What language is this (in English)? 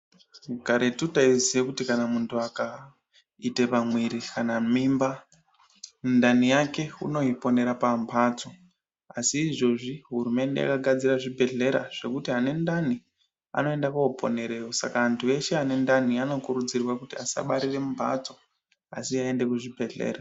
Ndau